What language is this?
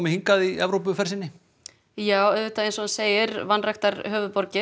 Icelandic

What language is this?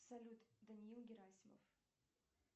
Russian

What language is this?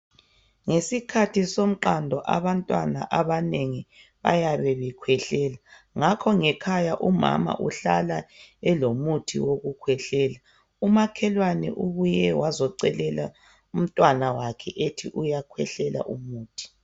North Ndebele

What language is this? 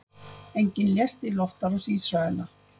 Icelandic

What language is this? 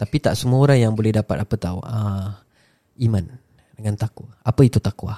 Malay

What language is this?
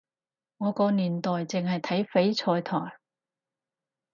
Cantonese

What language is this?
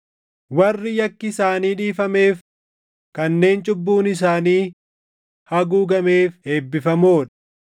Oromo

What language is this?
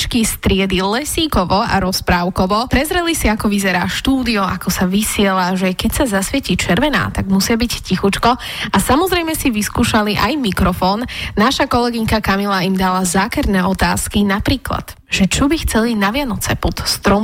Slovak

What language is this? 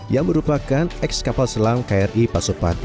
Indonesian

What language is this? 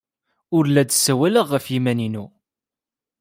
Kabyle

